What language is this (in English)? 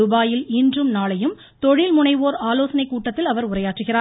Tamil